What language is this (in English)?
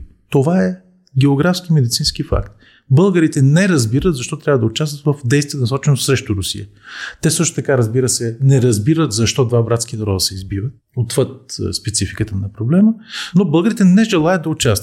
Bulgarian